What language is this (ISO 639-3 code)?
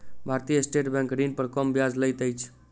mai